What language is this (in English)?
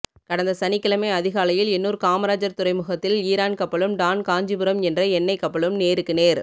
Tamil